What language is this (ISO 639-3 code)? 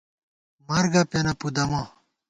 gwt